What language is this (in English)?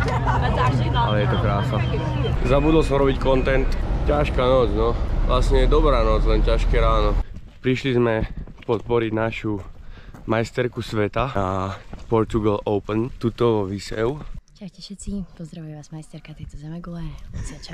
Czech